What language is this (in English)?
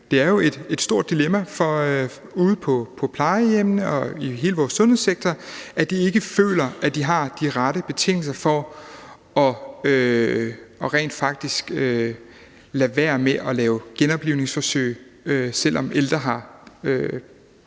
Danish